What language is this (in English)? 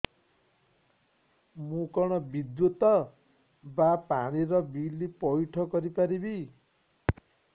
Odia